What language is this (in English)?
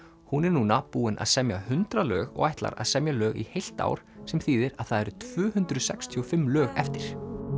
Icelandic